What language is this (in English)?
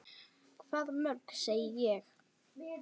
Icelandic